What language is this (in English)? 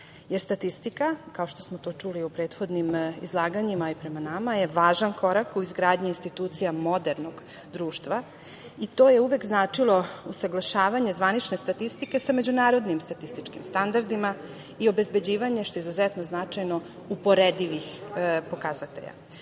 Serbian